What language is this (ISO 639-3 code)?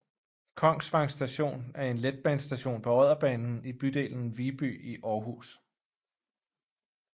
dan